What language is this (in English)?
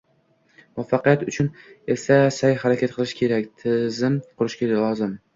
Uzbek